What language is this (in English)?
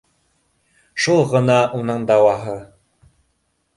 Bashkir